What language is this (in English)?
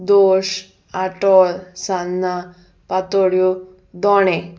Konkani